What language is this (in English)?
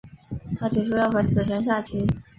Chinese